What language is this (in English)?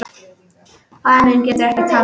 Icelandic